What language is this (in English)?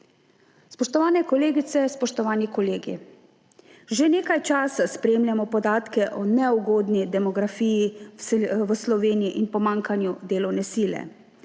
Slovenian